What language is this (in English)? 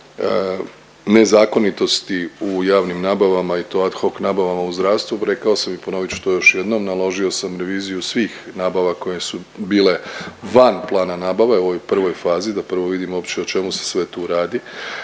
Croatian